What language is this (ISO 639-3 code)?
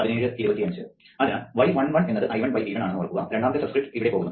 mal